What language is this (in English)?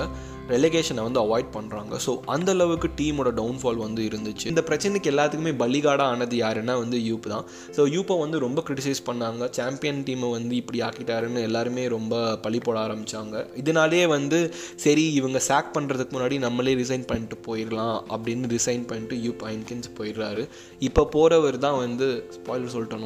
Tamil